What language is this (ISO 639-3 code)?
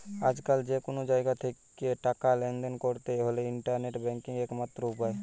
ben